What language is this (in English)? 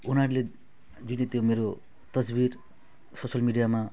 Nepali